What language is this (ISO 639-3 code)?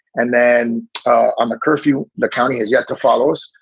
eng